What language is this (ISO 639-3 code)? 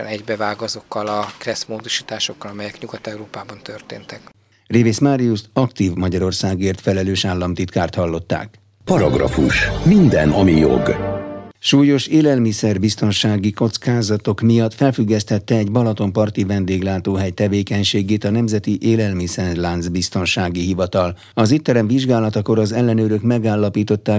hun